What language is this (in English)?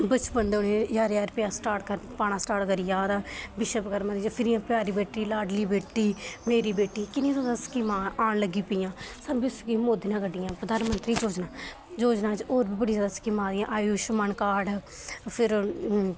Dogri